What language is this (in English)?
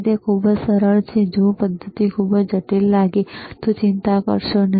Gujarati